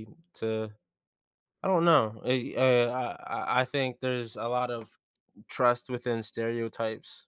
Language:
English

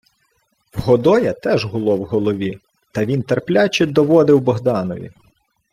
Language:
Ukrainian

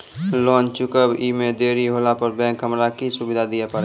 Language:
Maithili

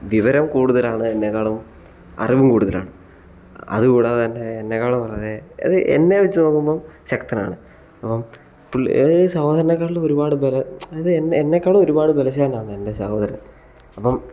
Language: Malayalam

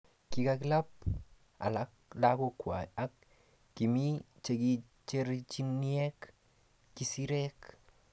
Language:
Kalenjin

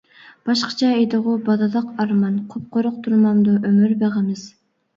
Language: Uyghur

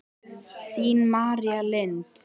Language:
Icelandic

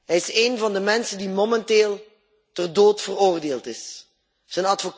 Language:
Dutch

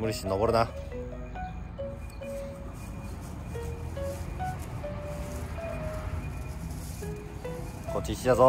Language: Japanese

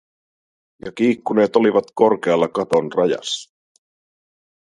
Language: Finnish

